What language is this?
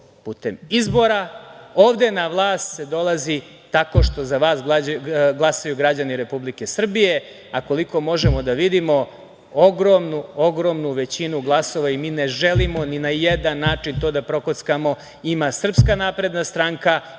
Serbian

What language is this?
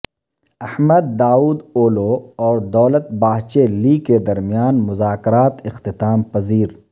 Urdu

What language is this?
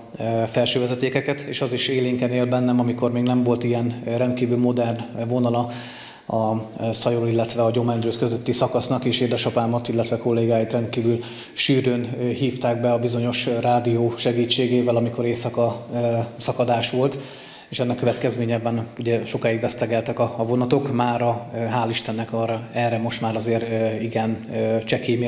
Hungarian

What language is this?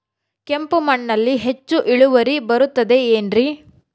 Kannada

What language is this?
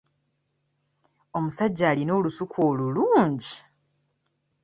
Ganda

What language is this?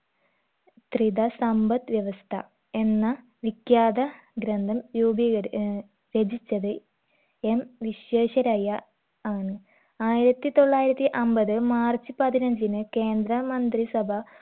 Malayalam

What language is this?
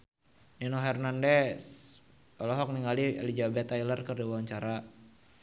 Sundanese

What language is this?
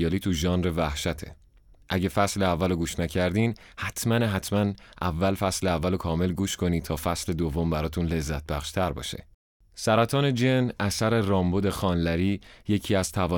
Persian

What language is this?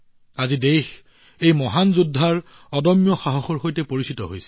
Assamese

